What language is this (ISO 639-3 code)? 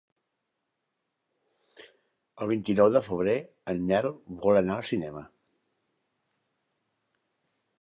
cat